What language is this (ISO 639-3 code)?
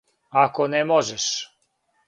srp